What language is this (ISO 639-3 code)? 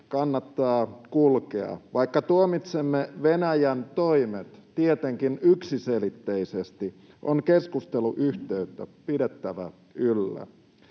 fin